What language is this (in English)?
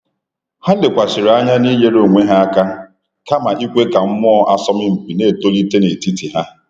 Igbo